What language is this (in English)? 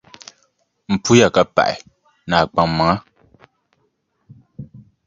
Dagbani